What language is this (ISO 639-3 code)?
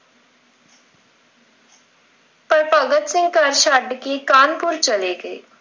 pan